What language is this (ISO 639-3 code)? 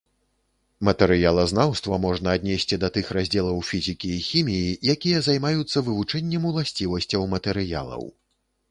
bel